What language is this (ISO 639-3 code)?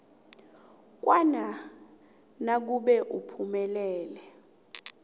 nbl